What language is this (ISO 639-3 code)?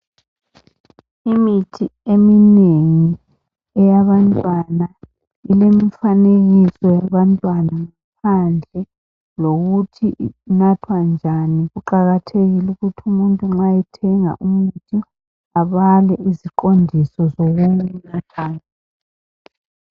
nde